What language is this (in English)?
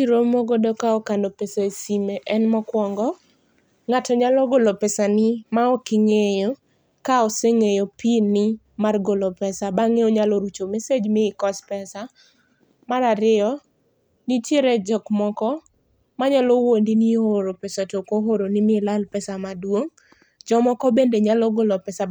Luo (Kenya and Tanzania)